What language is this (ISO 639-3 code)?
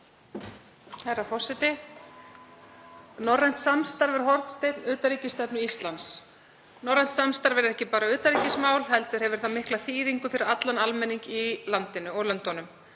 isl